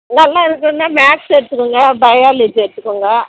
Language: Tamil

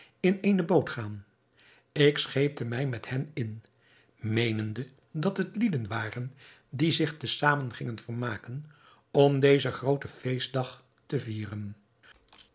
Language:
Dutch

